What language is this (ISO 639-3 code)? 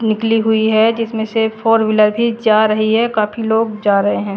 hin